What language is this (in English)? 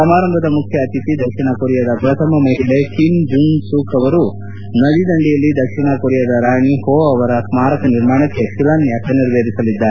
Kannada